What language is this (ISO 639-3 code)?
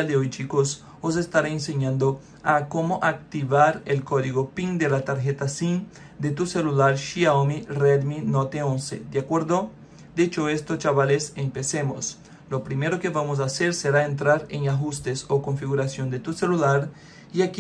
spa